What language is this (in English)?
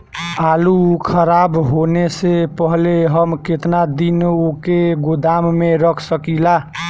Bhojpuri